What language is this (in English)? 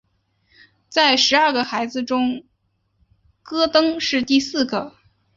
Chinese